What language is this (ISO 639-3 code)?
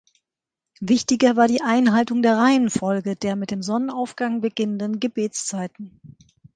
deu